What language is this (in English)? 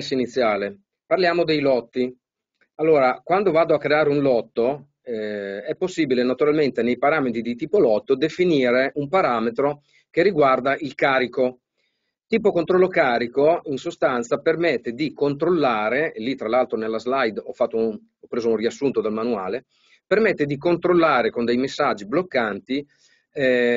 Italian